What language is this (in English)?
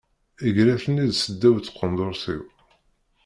Kabyle